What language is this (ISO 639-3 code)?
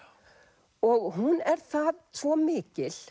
isl